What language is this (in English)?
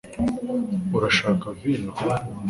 Kinyarwanda